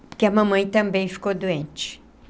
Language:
Portuguese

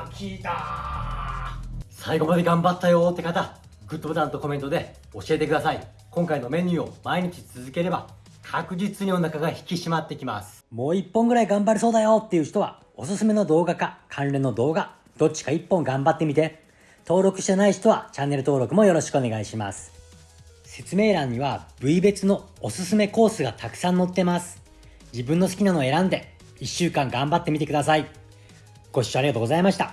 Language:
Japanese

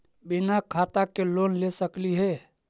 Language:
Magahi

